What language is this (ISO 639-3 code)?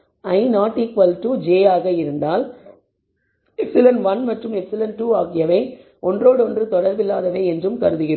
tam